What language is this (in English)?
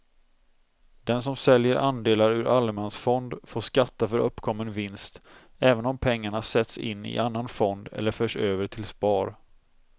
Swedish